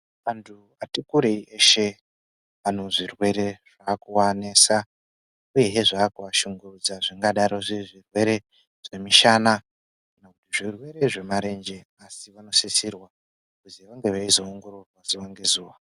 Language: Ndau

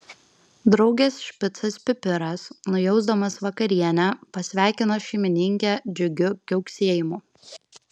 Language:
Lithuanian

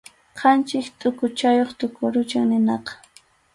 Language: Arequipa-La Unión Quechua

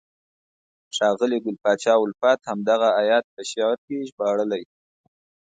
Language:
Pashto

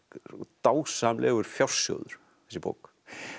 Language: Icelandic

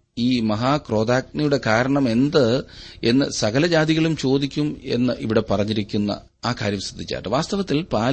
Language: Malayalam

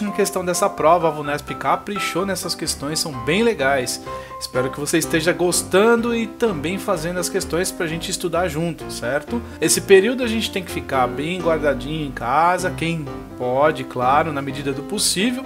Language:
Portuguese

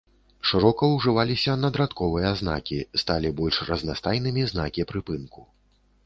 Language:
Belarusian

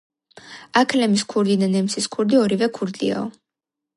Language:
Georgian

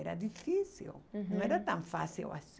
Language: Portuguese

